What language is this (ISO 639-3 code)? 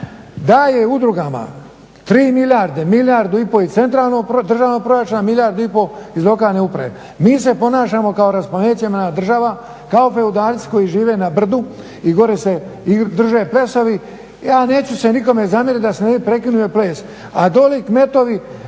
hrv